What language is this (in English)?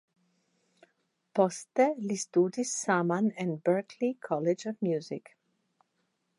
Esperanto